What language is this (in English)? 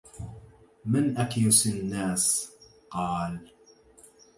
Arabic